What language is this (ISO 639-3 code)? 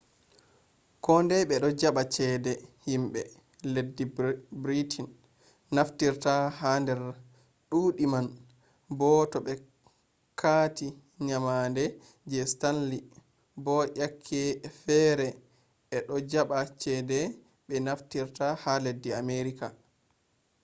ful